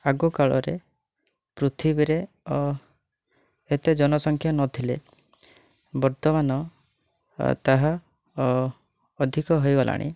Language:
Odia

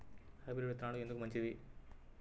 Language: Telugu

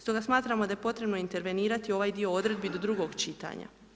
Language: Croatian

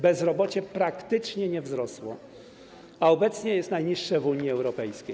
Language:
Polish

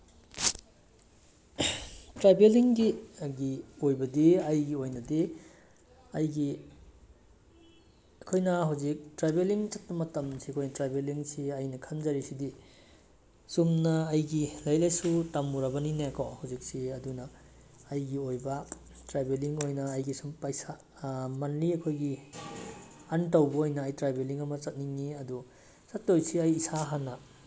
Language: Manipuri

